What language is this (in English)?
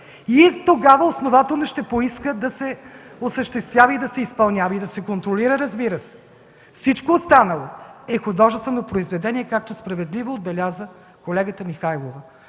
Bulgarian